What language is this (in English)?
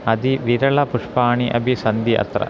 Sanskrit